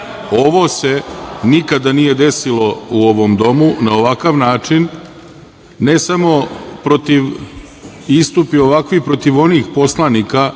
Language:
Serbian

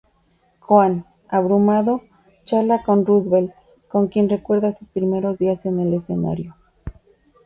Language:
Spanish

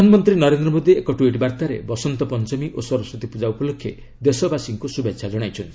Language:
Odia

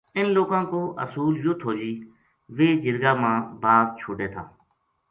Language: Gujari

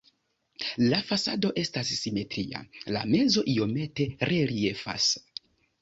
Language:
Esperanto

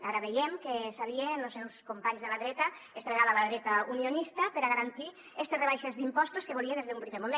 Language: Catalan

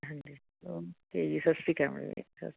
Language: Punjabi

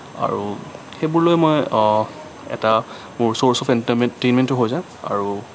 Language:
Assamese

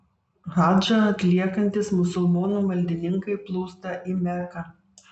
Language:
Lithuanian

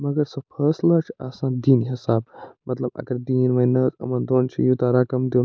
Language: Kashmiri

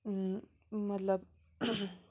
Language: Kashmiri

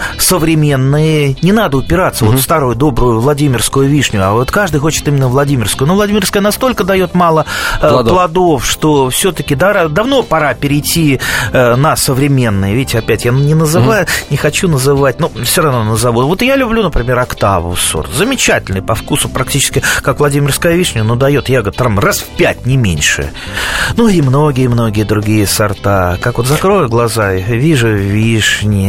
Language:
Russian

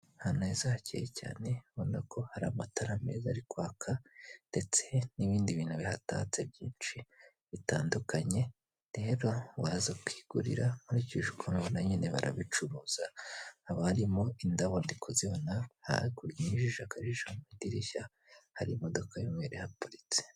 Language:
Kinyarwanda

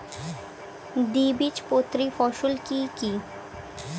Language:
Bangla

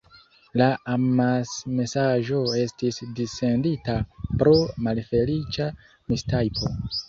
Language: Esperanto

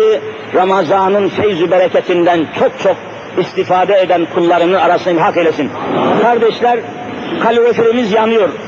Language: Turkish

